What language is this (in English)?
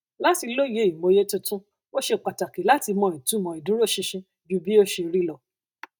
Yoruba